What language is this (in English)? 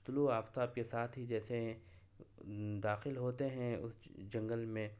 Urdu